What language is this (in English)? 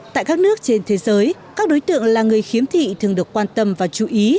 Vietnamese